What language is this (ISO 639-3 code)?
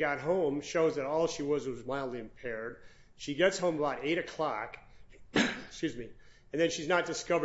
eng